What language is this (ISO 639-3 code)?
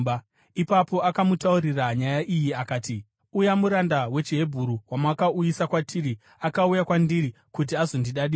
sna